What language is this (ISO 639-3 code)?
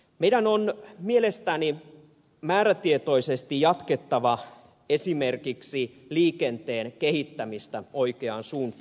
fin